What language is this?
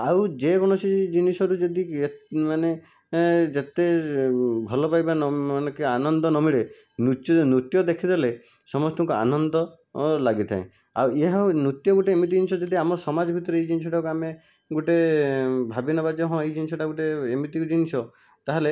Odia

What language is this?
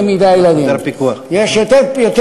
Hebrew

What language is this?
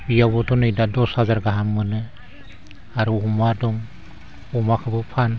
Bodo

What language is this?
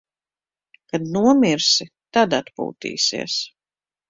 Latvian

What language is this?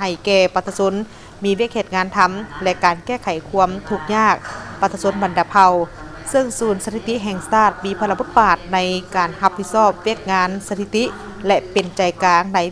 Thai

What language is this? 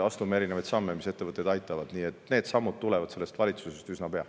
Estonian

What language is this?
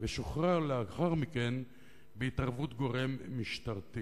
Hebrew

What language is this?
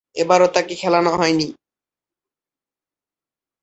Bangla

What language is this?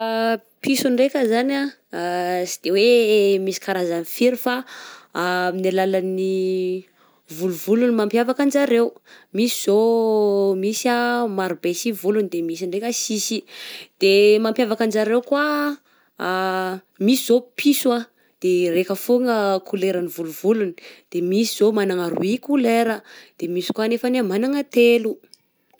Southern Betsimisaraka Malagasy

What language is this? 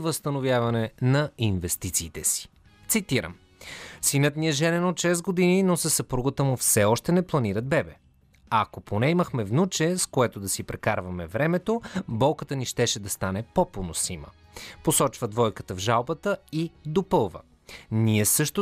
Bulgarian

